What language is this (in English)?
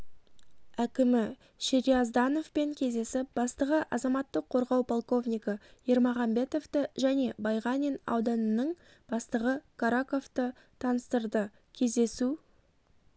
Kazakh